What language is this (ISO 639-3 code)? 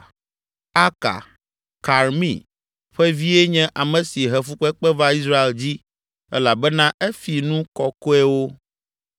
ewe